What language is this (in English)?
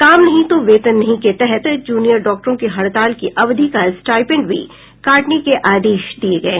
Hindi